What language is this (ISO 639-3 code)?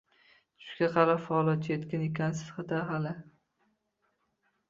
uzb